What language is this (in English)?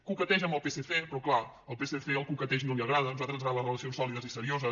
Catalan